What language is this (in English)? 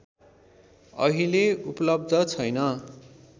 Nepali